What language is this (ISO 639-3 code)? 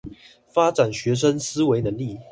zho